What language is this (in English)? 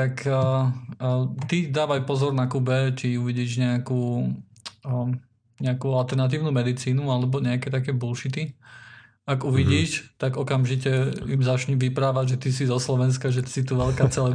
Slovak